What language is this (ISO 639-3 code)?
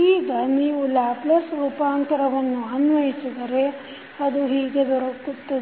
kan